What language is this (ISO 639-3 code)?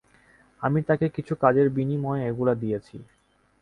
ben